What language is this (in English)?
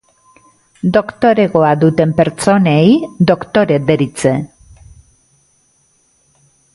Basque